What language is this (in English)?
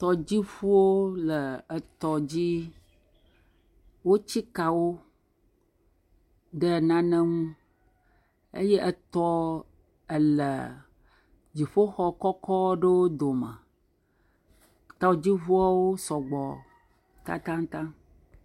Ewe